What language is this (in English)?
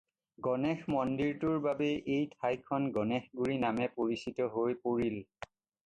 Assamese